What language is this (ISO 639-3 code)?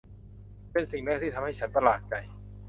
tha